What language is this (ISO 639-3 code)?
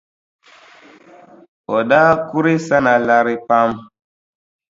dag